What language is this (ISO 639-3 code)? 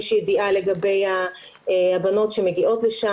heb